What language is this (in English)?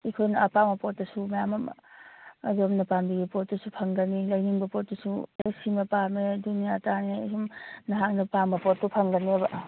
Manipuri